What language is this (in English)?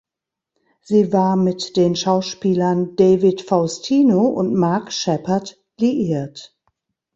German